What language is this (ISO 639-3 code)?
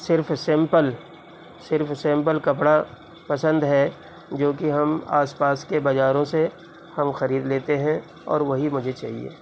urd